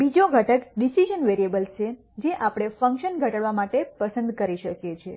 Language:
Gujarati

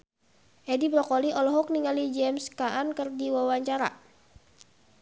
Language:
Sundanese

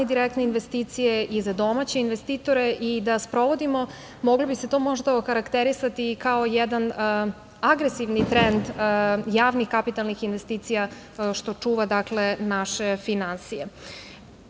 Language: Serbian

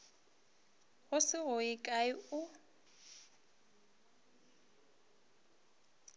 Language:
Northern Sotho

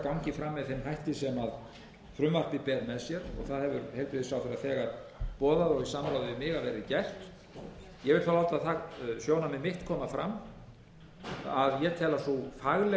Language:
Icelandic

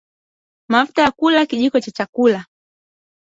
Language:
Swahili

